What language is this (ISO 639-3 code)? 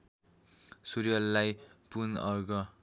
nep